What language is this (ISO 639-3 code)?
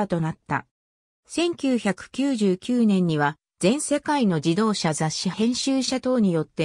jpn